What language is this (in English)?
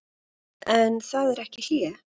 Icelandic